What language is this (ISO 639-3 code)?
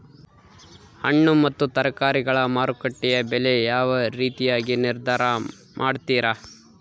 kan